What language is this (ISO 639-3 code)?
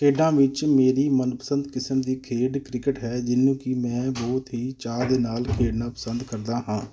pan